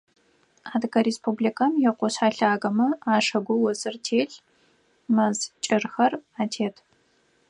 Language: Adyghe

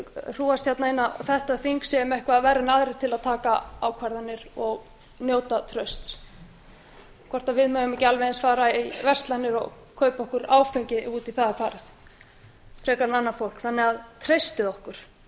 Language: Icelandic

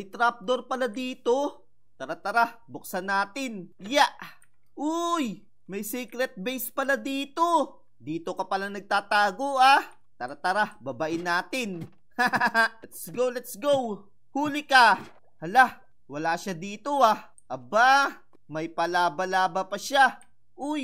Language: Filipino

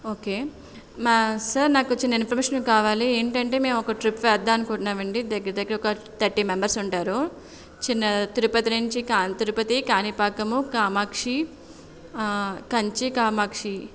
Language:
Telugu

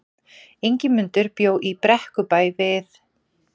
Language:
Icelandic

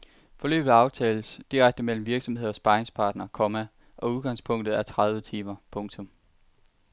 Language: Danish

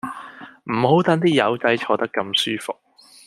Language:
Cantonese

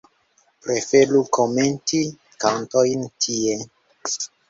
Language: Esperanto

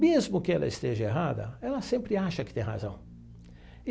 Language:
Portuguese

